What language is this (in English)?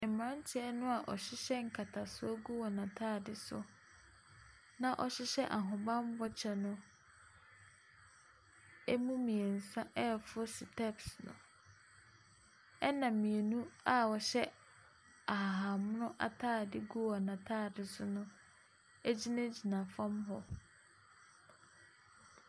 Akan